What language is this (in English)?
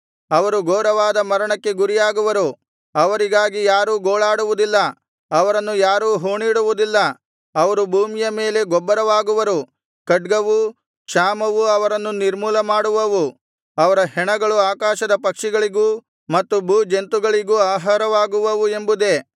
Kannada